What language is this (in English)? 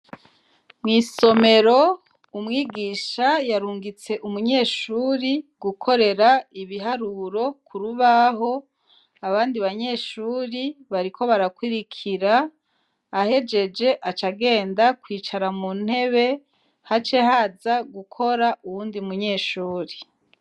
Rundi